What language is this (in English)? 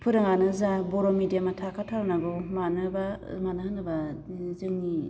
Bodo